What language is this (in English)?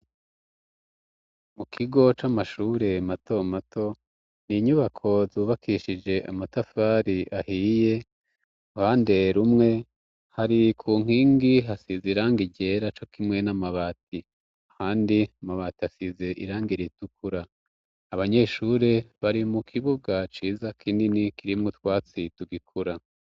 Rundi